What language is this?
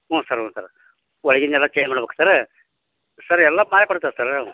Kannada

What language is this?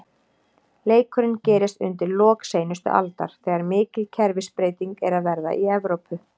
Icelandic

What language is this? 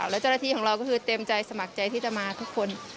Thai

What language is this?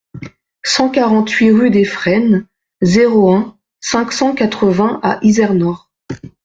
French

